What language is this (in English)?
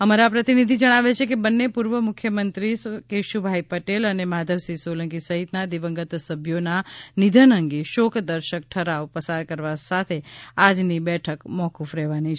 Gujarati